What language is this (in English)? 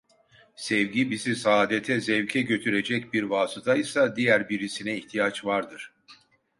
Turkish